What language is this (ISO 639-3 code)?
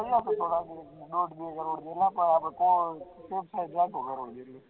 guj